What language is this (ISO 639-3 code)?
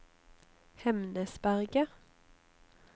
nor